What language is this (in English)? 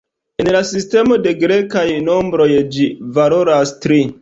Esperanto